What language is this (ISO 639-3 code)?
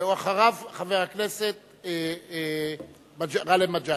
heb